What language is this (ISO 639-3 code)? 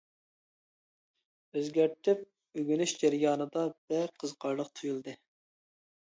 uig